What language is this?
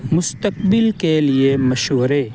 Urdu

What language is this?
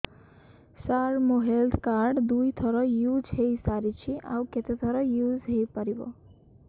Odia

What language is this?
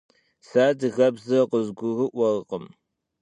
Kabardian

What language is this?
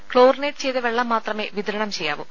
Malayalam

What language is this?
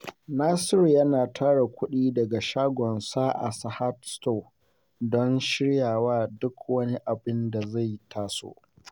Hausa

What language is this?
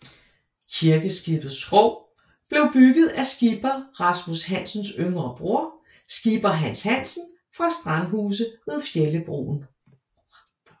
Danish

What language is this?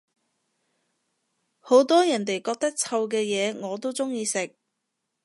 Cantonese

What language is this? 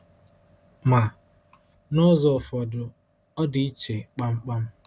Igbo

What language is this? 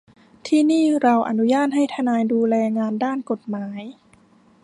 Thai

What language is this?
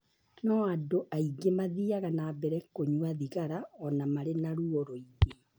Kikuyu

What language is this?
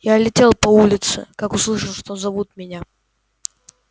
Russian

